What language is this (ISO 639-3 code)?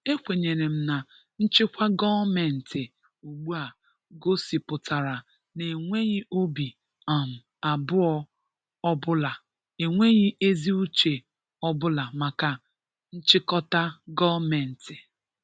ibo